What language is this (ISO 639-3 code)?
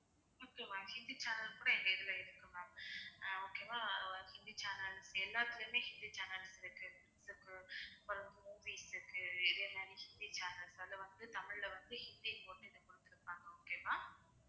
tam